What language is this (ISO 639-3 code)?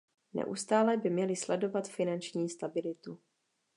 ces